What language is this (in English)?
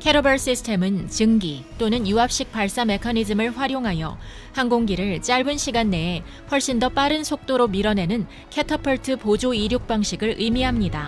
Korean